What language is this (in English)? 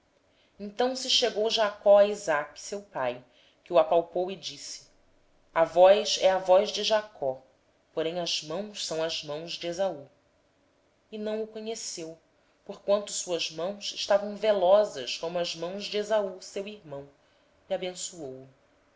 Portuguese